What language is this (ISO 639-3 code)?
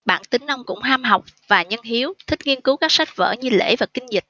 vie